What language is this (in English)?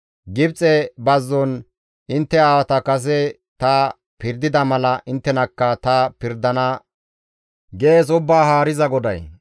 Gamo